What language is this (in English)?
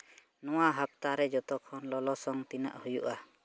Santali